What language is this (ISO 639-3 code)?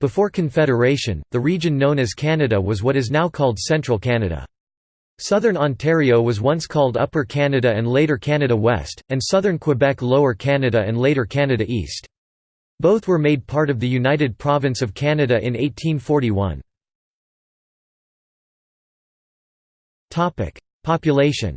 eng